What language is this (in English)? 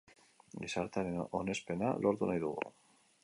Basque